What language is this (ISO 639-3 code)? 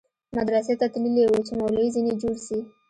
pus